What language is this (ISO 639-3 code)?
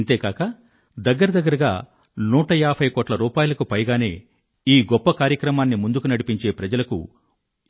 tel